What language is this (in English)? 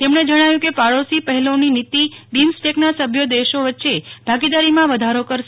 Gujarati